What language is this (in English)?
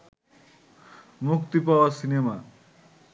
Bangla